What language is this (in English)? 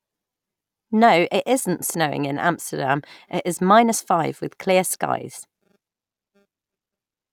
English